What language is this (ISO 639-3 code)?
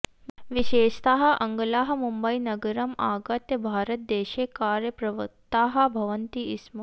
san